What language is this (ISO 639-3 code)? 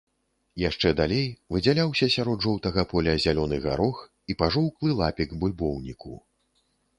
bel